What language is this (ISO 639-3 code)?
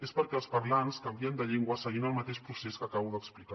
cat